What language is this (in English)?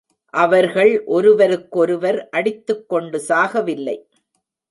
Tamil